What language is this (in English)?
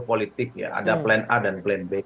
Indonesian